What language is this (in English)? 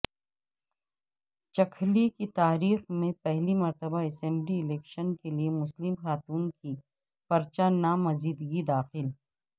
Urdu